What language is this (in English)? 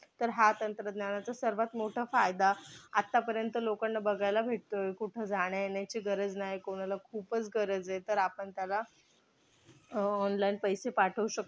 Marathi